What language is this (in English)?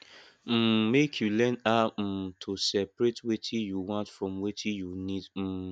Nigerian Pidgin